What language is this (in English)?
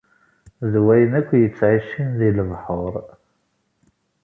Kabyle